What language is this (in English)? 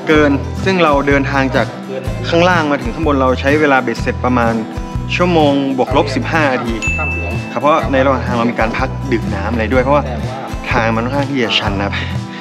Thai